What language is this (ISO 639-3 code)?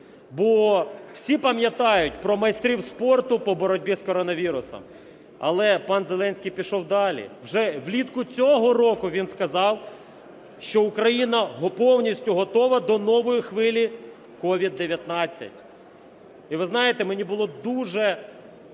ukr